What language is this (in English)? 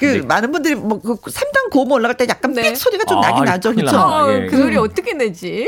Korean